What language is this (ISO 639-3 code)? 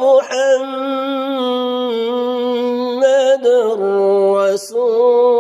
ara